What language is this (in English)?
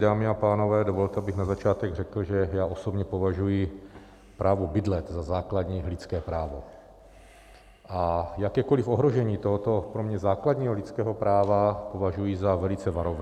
Czech